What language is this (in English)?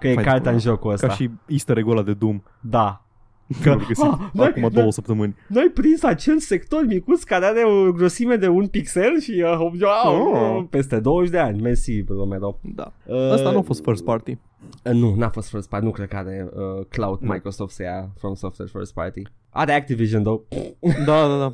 Romanian